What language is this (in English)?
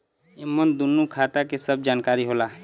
Bhojpuri